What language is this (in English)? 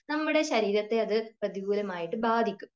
Malayalam